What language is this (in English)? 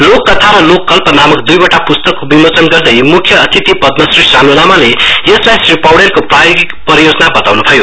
Nepali